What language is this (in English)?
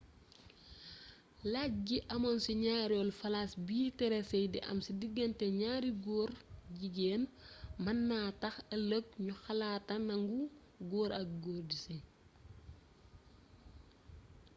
Wolof